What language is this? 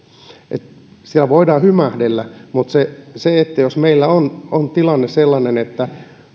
Finnish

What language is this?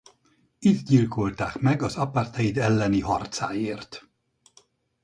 Hungarian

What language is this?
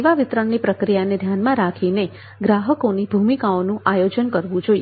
Gujarati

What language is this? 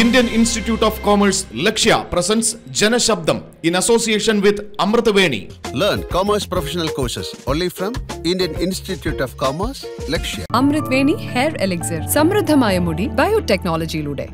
Malayalam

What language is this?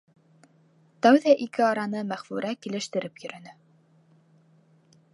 Bashkir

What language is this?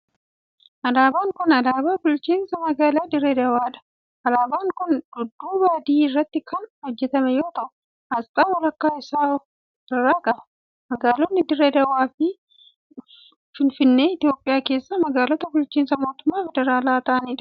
Oromo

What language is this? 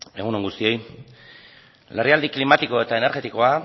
Basque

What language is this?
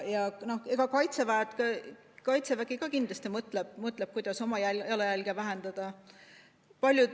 Estonian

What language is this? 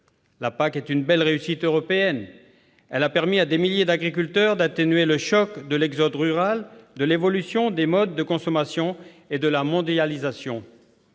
French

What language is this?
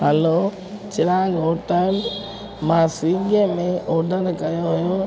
Sindhi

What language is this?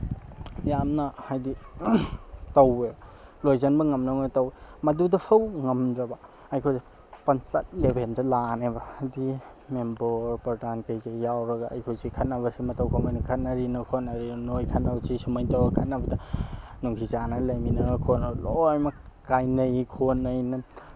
Manipuri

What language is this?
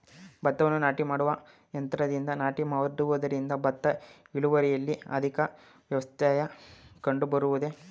Kannada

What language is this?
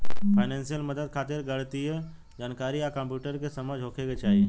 Bhojpuri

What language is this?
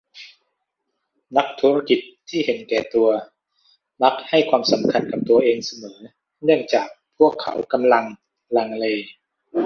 Thai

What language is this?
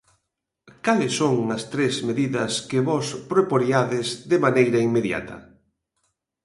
Galician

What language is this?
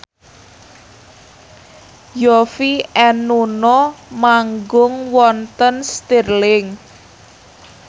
Javanese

